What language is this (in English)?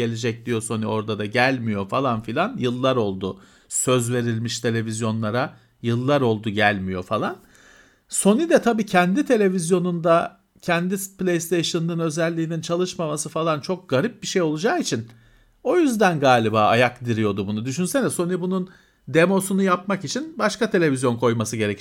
Turkish